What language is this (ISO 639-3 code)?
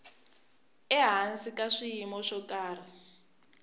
tso